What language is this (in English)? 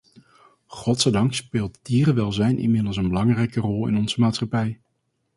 Dutch